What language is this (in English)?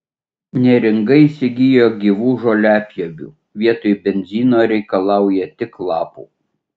Lithuanian